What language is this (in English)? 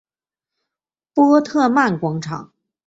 Chinese